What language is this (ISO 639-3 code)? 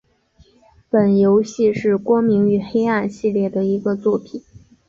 zho